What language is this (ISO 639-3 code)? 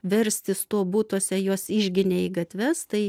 lit